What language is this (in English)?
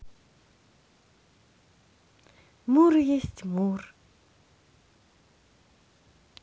Russian